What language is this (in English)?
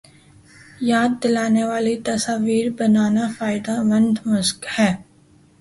Urdu